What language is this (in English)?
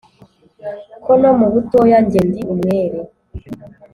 Kinyarwanda